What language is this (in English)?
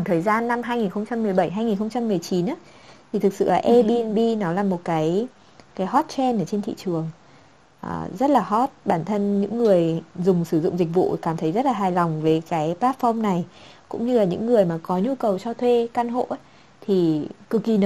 Vietnamese